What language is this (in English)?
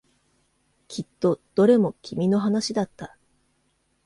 Japanese